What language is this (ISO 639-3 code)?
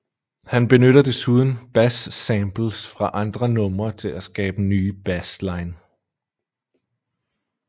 dan